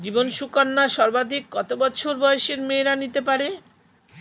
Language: Bangla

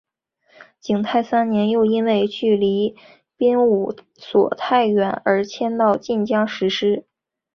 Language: Chinese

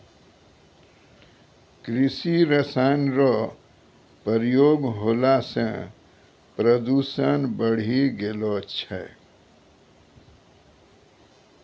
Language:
Maithili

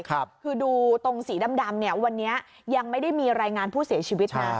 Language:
Thai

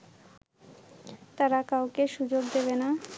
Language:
Bangla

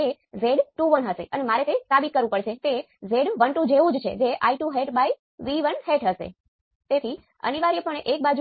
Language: Gujarati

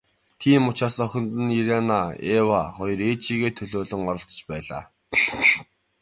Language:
Mongolian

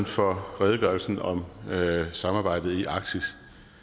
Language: Danish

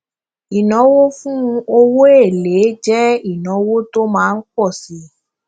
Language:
Yoruba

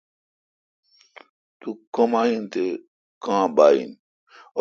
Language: Kalkoti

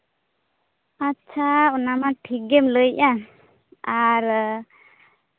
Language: Santali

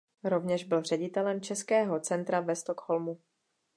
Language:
Czech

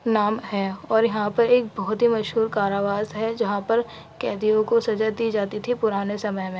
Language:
Urdu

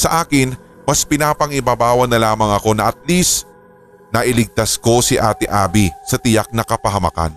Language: Filipino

